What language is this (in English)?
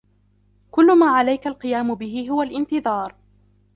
Arabic